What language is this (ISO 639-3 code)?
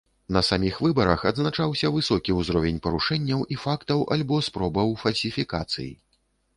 bel